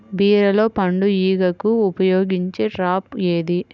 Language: Telugu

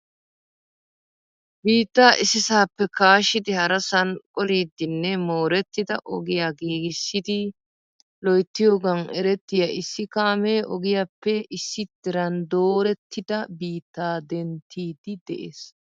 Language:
Wolaytta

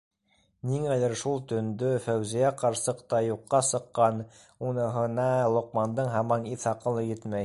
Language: Bashkir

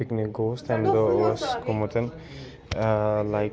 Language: Kashmiri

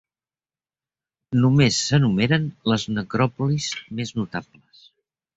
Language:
Catalan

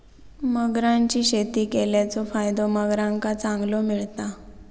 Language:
Marathi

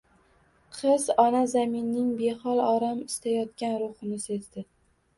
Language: Uzbek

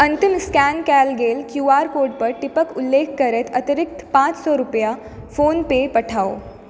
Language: Maithili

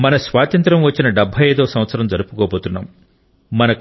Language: Telugu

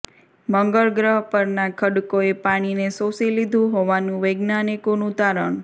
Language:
Gujarati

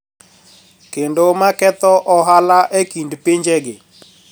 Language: Luo (Kenya and Tanzania)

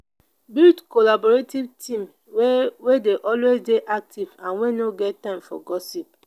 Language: Nigerian Pidgin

